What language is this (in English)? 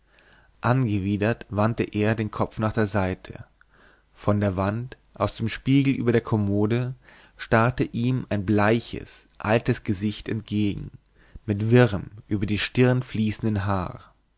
German